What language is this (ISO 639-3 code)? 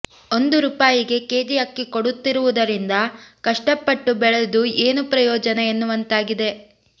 kan